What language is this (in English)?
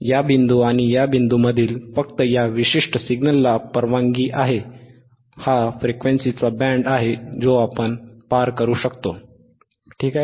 Marathi